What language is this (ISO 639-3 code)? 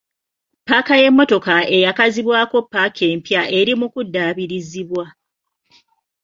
lug